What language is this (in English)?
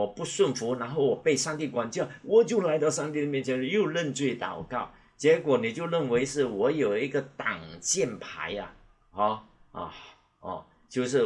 Chinese